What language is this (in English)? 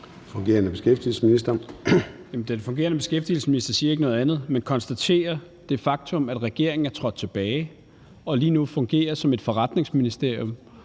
Danish